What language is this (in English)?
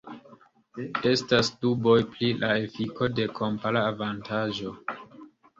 Esperanto